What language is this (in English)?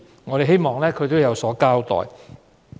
Cantonese